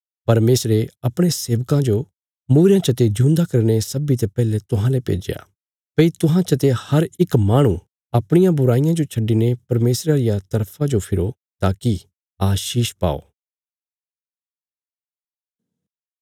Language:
Bilaspuri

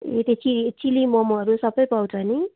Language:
Nepali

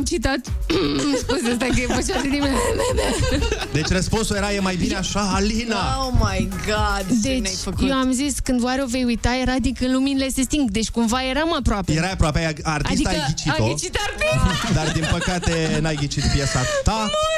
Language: Romanian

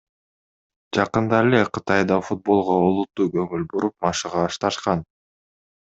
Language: Kyrgyz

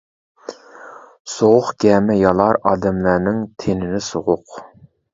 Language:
Uyghur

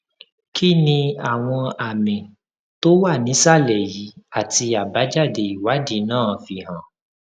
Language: Yoruba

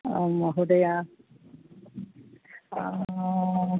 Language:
Sanskrit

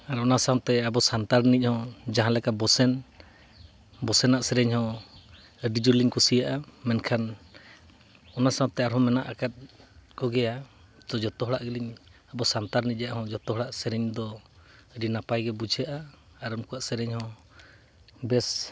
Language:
Santali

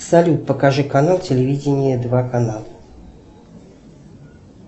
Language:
Russian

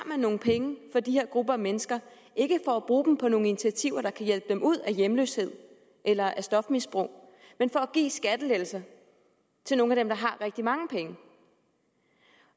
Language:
Danish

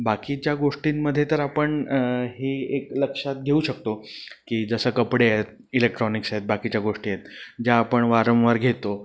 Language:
Marathi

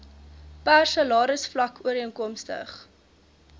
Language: Afrikaans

